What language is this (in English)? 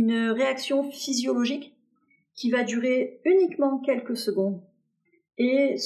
French